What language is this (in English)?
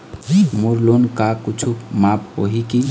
Chhattisgarhi